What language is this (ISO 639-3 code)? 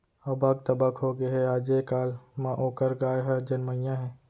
hne